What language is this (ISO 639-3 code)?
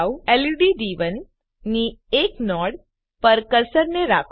guj